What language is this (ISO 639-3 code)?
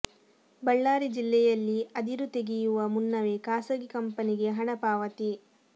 kan